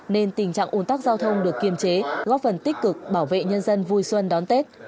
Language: Vietnamese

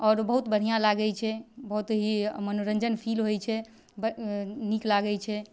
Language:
Maithili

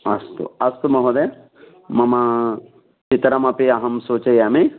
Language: Sanskrit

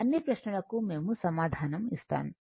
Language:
Telugu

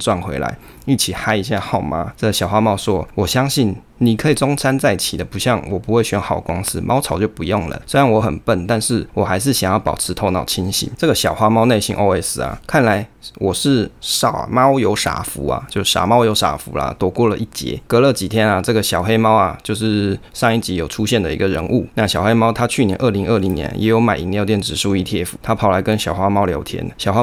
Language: Chinese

